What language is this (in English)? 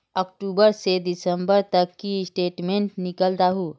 Magahi